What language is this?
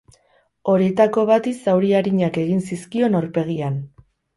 Basque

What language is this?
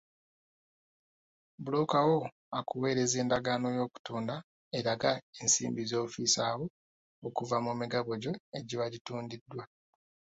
Ganda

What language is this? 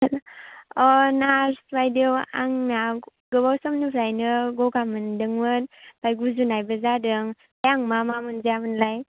Bodo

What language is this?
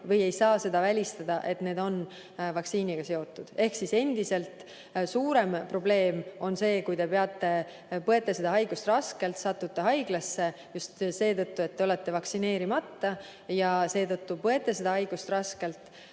Estonian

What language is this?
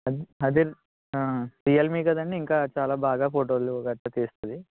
Telugu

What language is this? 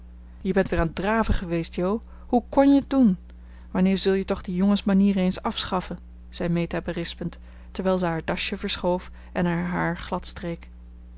Dutch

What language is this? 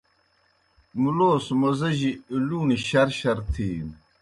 Kohistani Shina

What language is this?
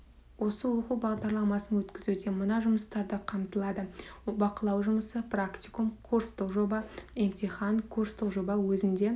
Kazakh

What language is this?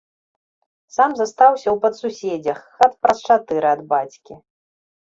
Belarusian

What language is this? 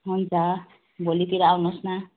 Nepali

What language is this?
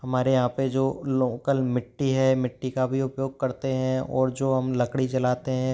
Hindi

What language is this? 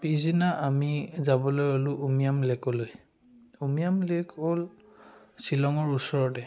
Assamese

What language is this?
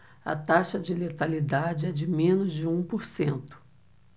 Portuguese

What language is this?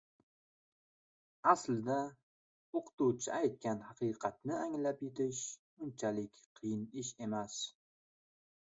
Uzbek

